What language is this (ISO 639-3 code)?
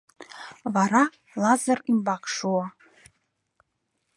chm